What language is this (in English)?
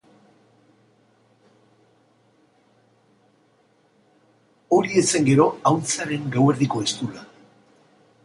Basque